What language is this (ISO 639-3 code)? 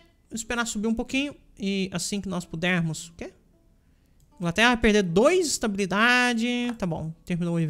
por